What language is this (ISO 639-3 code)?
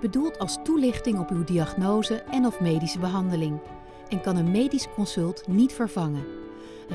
nld